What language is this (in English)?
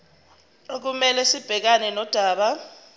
Zulu